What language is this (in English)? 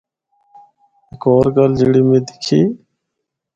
Northern Hindko